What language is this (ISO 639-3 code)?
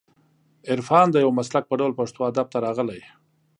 pus